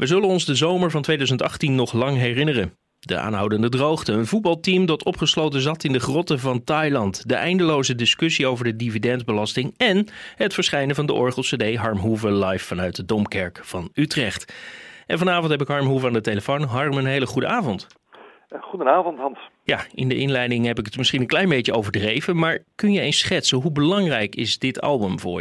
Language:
Dutch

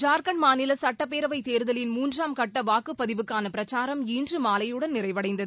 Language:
Tamil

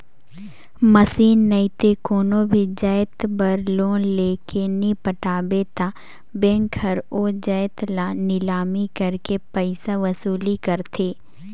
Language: Chhattisgarhi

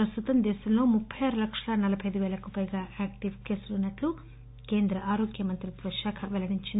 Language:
Telugu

